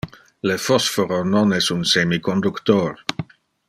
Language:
Interlingua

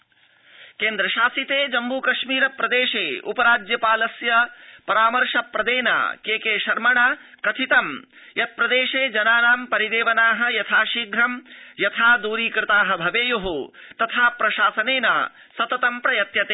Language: Sanskrit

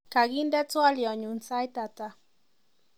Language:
Kalenjin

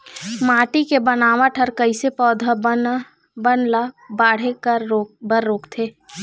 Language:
Chhattisgarhi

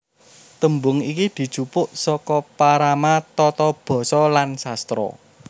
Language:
Javanese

